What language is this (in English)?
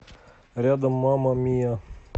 Russian